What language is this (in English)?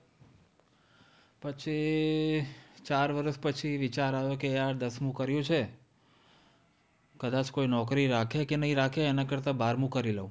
Gujarati